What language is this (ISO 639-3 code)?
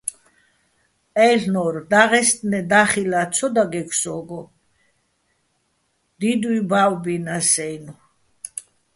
bbl